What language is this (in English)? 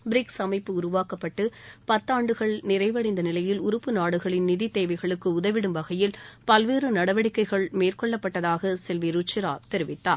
Tamil